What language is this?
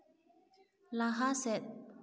Santali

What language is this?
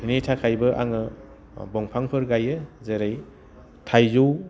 Bodo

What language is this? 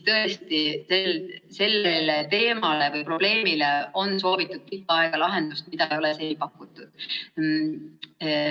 Estonian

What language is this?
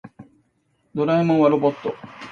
Japanese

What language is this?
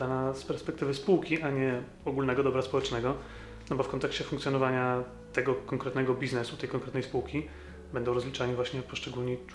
Polish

